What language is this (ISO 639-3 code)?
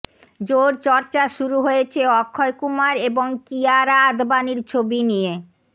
ben